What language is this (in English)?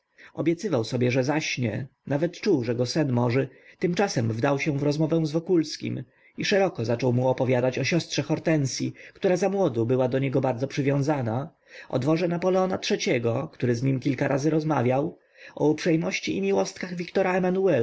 Polish